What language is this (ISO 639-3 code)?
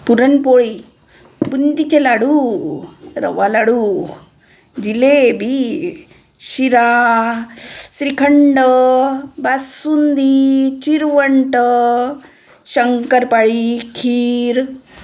mar